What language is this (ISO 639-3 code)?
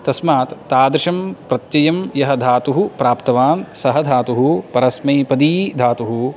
san